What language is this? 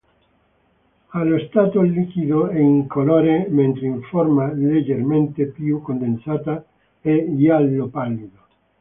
Italian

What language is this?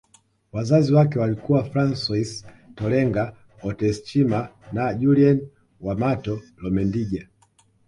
Swahili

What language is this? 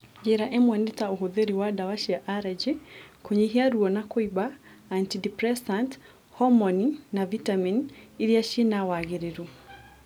Kikuyu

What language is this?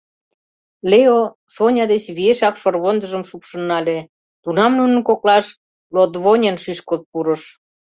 Mari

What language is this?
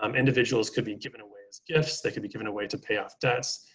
English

